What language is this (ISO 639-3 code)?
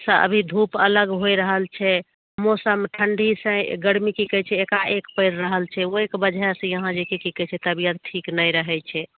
mai